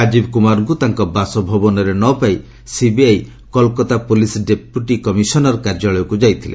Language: Odia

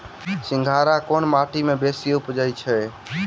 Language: Maithili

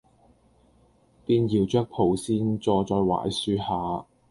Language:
Cantonese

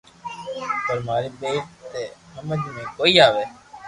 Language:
Loarki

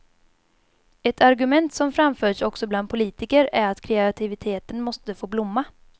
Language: Swedish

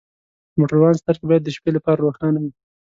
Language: Pashto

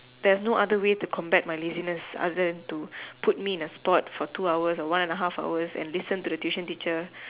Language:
English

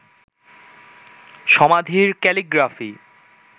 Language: Bangla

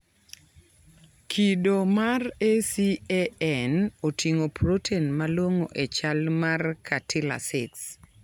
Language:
Luo (Kenya and Tanzania)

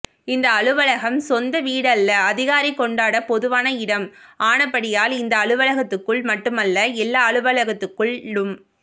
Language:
Tamil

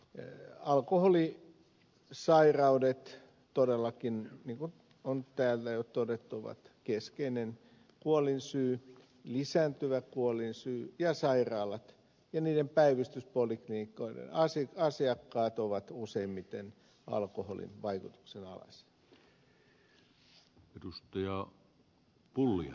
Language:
Finnish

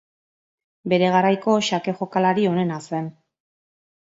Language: Basque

